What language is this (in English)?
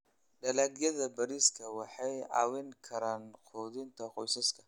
Somali